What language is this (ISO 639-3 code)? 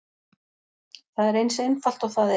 isl